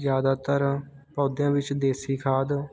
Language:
Punjabi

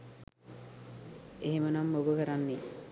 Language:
Sinhala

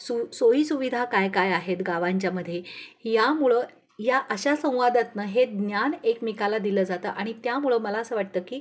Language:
Marathi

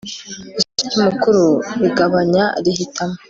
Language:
Kinyarwanda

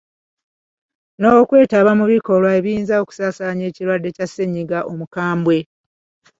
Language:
Ganda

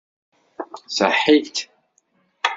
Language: Kabyle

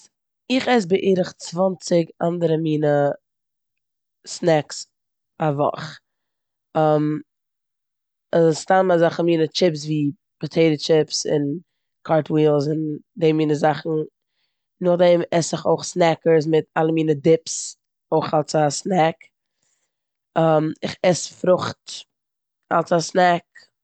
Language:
Yiddish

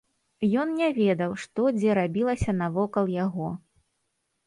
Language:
Belarusian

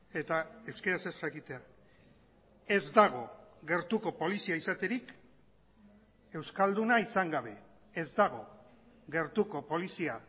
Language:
Basque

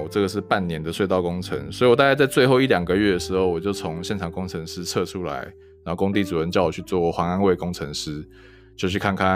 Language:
Chinese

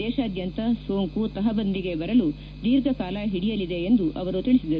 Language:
Kannada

